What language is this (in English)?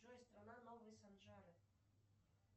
Russian